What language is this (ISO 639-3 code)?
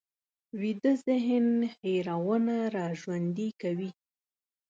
pus